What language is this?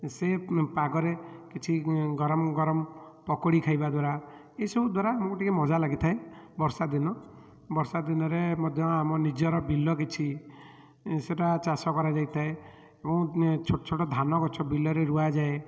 Odia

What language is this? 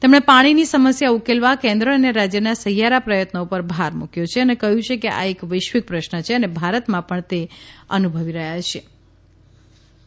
Gujarati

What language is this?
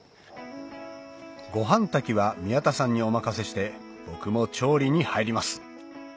Japanese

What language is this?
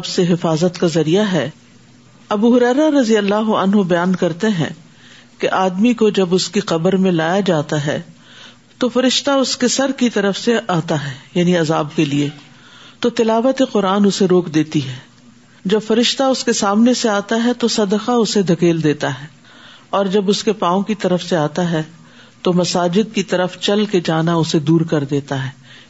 Urdu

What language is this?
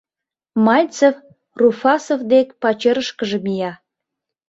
Mari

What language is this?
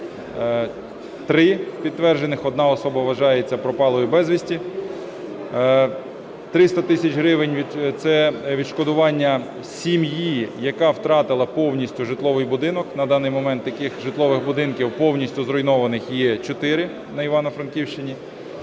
Ukrainian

